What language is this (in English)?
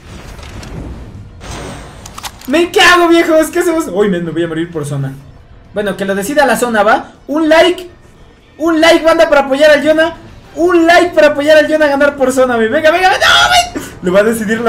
Spanish